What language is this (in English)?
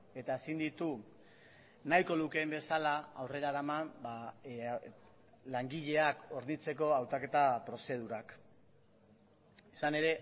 Basque